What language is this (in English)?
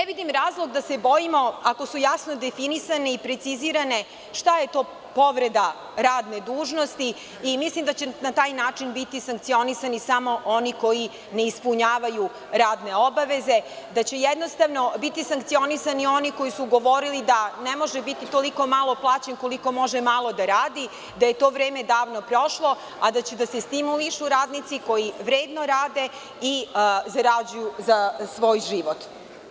Serbian